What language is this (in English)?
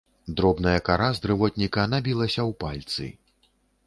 Belarusian